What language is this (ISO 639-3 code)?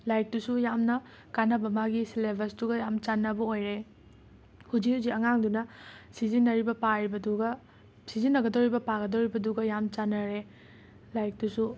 mni